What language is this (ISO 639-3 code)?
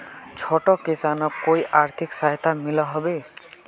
mag